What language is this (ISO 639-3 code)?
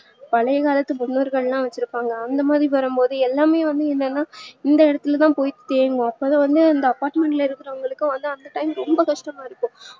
tam